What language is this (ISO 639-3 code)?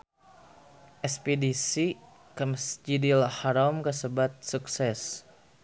sun